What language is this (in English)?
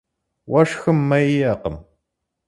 Kabardian